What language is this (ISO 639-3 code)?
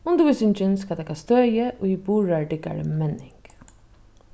fao